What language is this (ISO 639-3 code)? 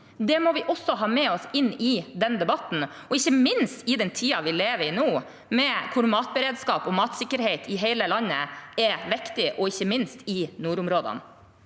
nor